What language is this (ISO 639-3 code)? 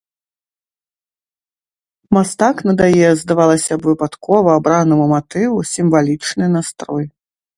bel